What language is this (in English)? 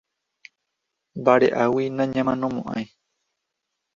Guarani